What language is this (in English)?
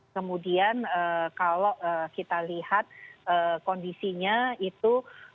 Indonesian